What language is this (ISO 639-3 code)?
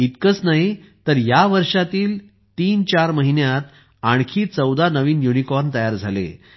mar